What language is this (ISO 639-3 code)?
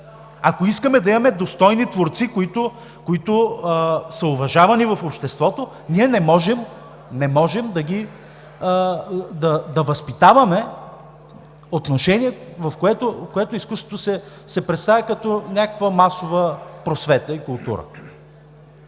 bul